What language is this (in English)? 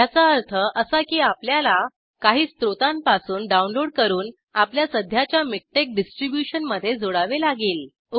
Marathi